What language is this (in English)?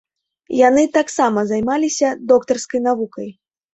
Belarusian